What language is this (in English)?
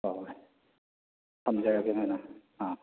Manipuri